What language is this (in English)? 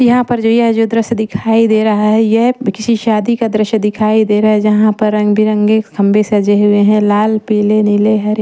Hindi